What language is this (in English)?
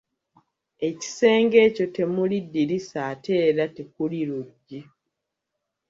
Ganda